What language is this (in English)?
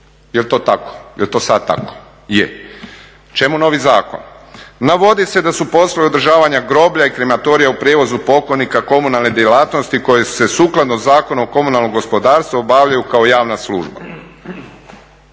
Croatian